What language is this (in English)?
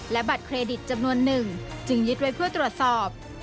Thai